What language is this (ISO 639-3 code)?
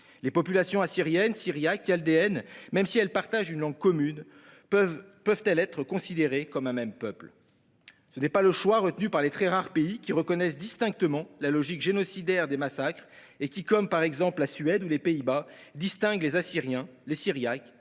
fra